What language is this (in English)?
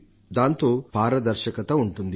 Telugu